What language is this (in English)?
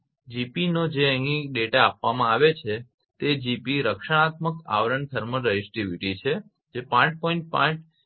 Gujarati